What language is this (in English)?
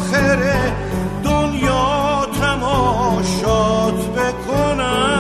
Persian